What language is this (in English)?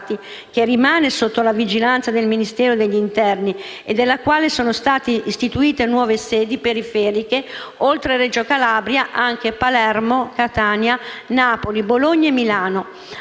Italian